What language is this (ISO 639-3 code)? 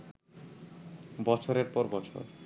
ben